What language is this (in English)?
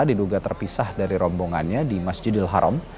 Indonesian